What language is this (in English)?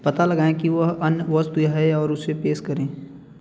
Hindi